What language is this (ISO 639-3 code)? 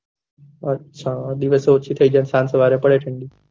guj